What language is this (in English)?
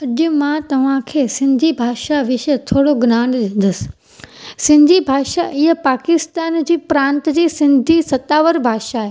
Sindhi